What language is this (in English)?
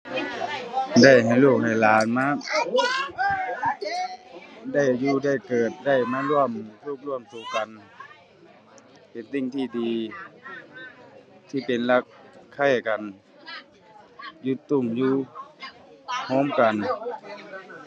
Thai